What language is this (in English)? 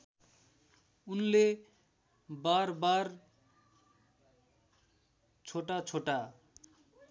Nepali